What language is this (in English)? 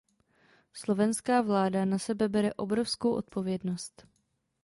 Czech